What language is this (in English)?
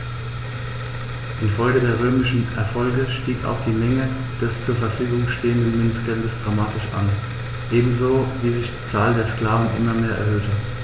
German